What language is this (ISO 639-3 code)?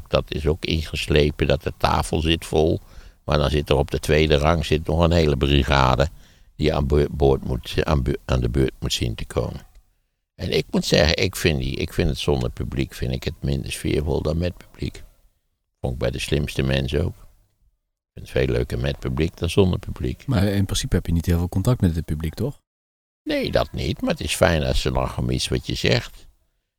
nld